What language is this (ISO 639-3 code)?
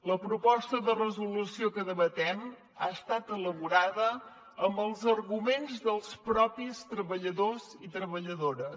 cat